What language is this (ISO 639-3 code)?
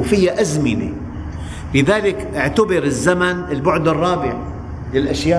ara